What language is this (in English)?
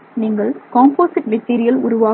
Tamil